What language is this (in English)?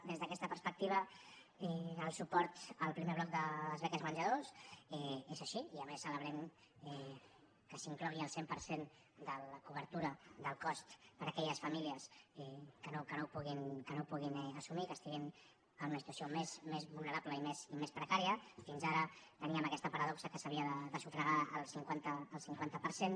Catalan